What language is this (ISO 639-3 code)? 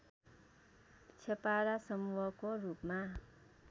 nep